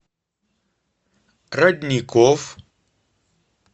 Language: Russian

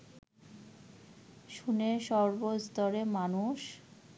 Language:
Bangla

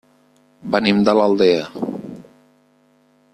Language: Catalan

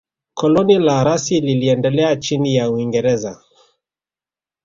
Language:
Swahili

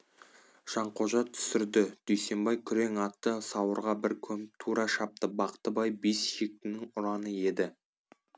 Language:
Kazakh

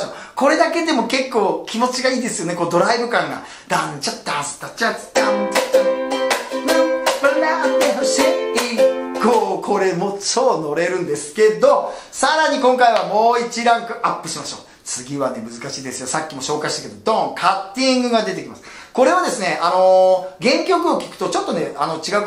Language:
Japanese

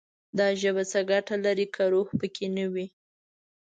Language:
Pashto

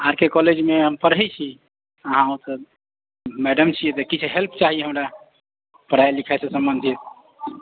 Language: Maithili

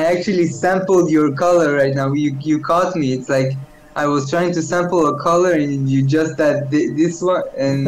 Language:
English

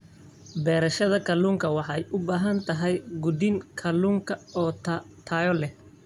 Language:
Somali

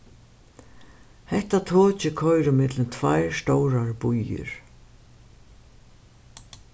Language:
Faroese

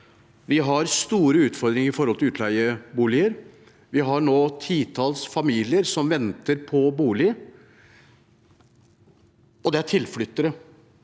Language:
Norwegian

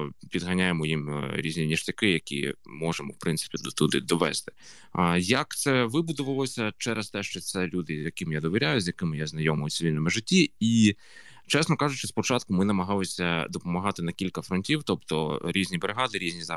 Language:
Ukrainian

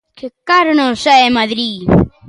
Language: Galician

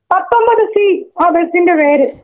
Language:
Malayalam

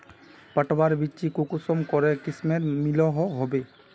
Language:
Magahi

